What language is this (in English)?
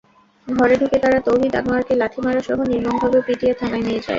Bangla